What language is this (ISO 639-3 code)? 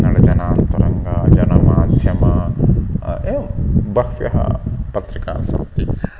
san